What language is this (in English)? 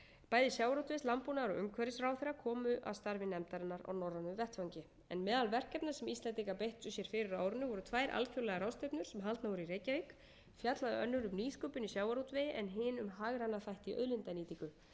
Icelandic